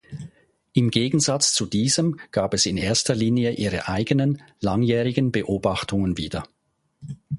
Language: German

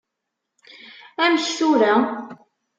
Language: Kabyle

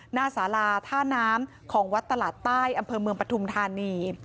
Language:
Thai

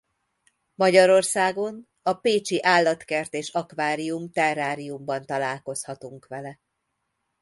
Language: Hungarian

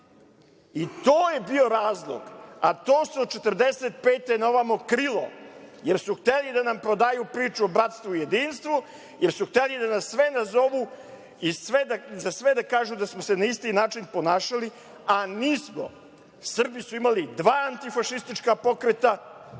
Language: Serbian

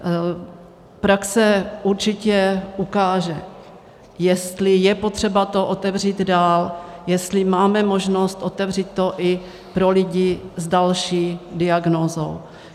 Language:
Czech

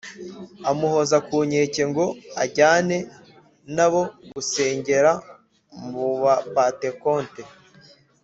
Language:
Kinyarwanda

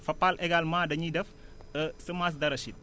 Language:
Wolof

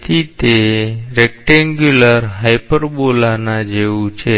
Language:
Gujarati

